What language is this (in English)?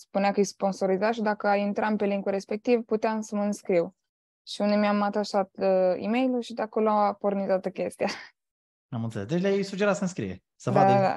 Romanian